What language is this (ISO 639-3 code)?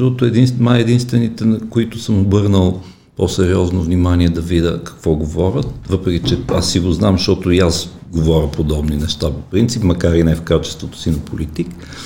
bul